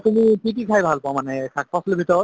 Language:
Assamese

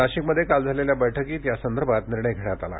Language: Marathi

